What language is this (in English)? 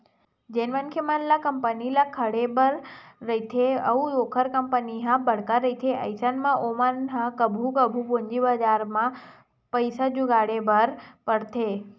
Chhattisgarhi